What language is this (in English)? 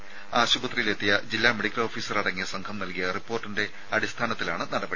Malayalam